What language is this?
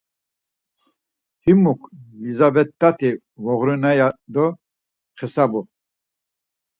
Laz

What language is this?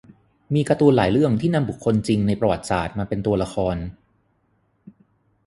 Thai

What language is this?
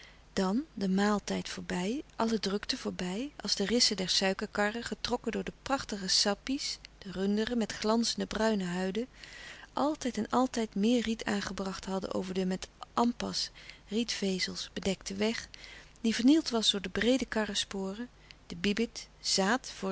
Dutch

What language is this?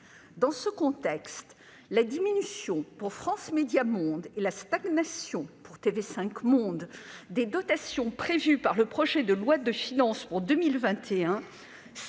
French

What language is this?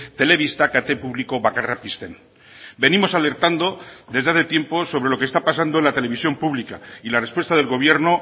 Spanish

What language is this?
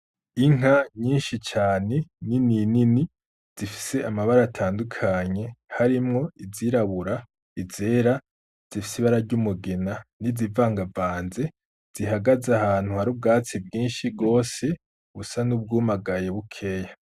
Rundi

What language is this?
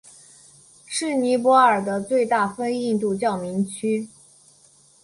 Chinese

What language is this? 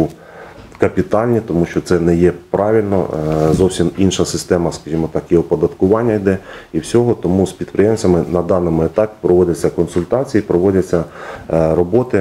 Ukrainian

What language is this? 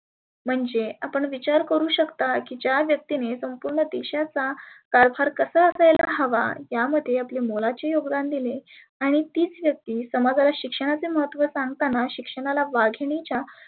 Marathi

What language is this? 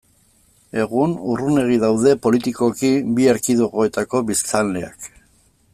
Basque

